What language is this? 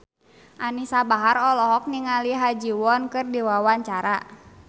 Sundanese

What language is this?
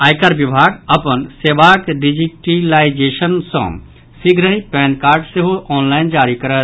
Maithili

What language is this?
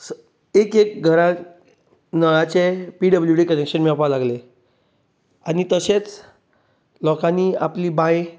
Konkani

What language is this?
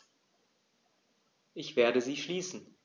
German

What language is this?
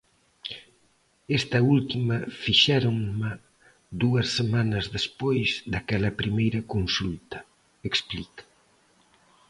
Galician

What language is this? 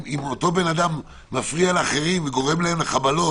Hebrew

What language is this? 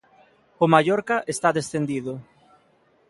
Galician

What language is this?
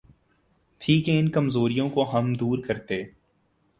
Urdu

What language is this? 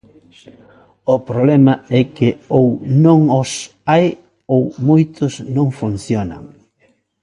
Galician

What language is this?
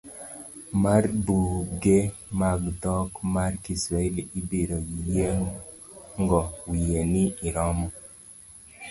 Luo (Kenya and Tanzania)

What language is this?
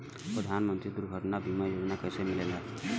Bhojpuri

